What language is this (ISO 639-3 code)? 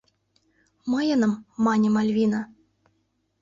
chm